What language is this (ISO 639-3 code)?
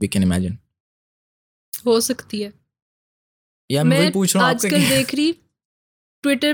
urd